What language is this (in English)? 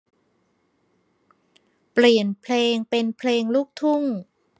Thai